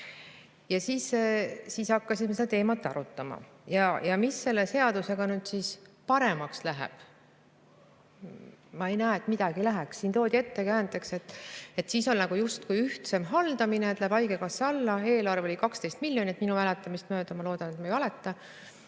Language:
Estonian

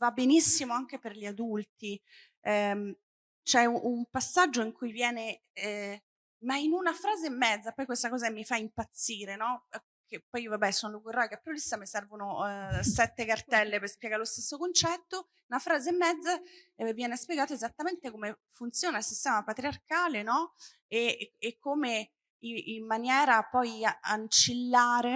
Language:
Italian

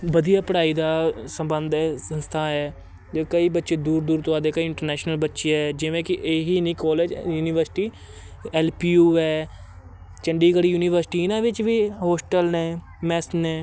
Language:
Punjabi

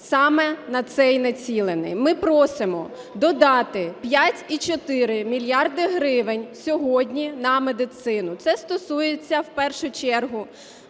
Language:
Ukrainian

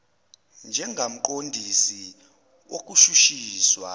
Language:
Zulu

